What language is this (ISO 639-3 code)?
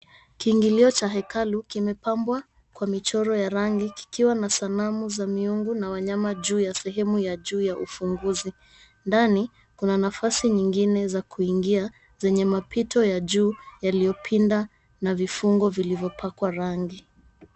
swa